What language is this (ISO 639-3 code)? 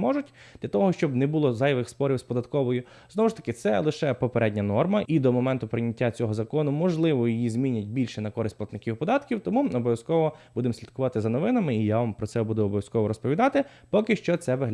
ukr